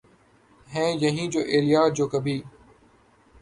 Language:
Urdu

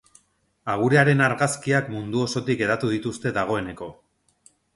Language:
Basque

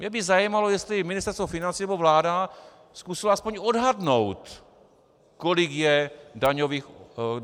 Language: Czech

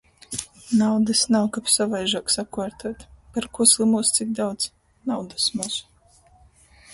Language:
Latgalian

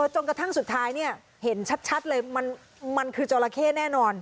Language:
Thai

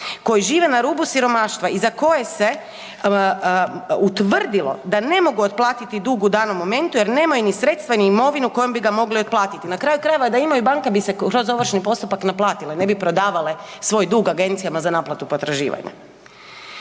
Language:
Croatian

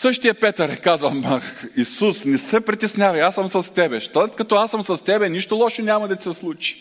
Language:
Bulgarian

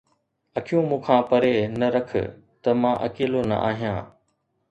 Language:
Sindhi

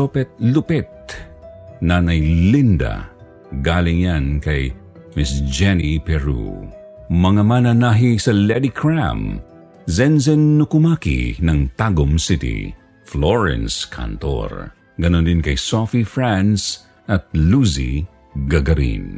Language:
Filipino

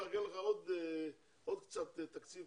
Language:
Hebrew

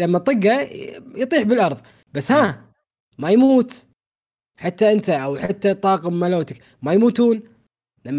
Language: Arabic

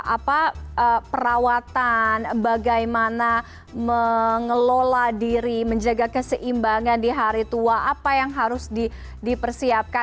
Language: Indonesian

